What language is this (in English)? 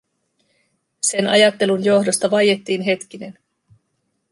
Finnish